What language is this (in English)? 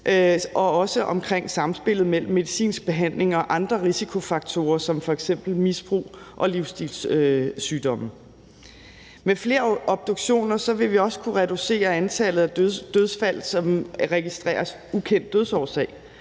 Danish